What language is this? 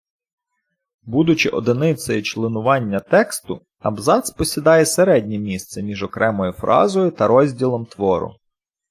Ukrainian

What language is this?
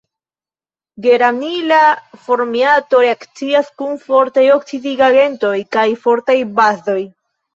Esperanto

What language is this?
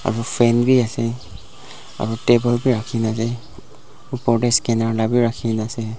Naga Pidgin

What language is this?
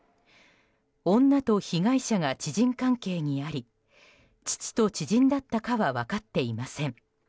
Japanese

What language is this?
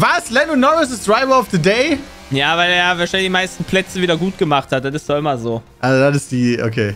German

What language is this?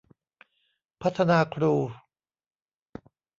Thai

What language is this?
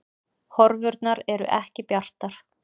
Icelandic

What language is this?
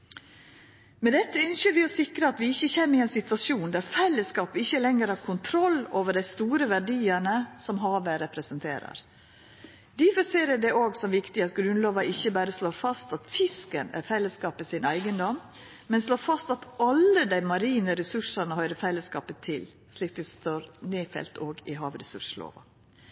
Norwegian Nynorsk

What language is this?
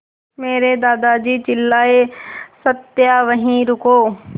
Hindi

